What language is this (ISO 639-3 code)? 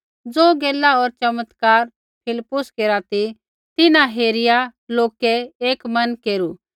kfx